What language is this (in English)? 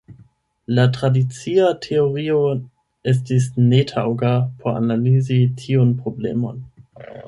Esperanto